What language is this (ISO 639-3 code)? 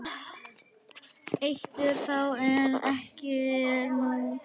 isl